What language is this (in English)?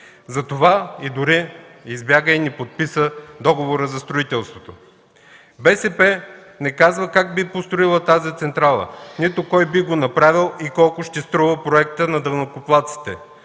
Bulgarian